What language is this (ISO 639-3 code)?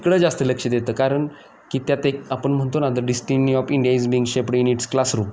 mar